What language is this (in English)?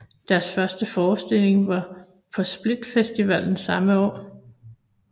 Danish